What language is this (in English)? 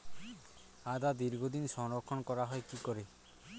Bangla